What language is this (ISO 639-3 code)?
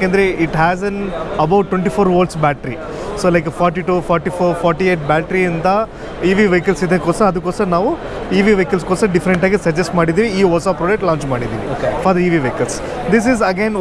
kan